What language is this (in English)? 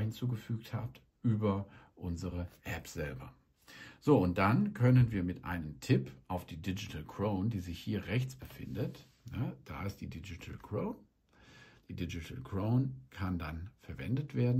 German